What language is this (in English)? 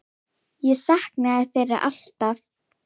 Icelandic